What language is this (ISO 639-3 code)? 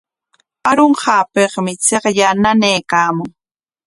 qwa